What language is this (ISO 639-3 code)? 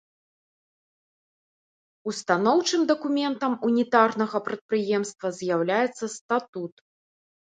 bel